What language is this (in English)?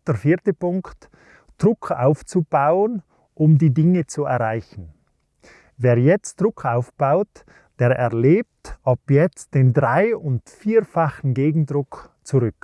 German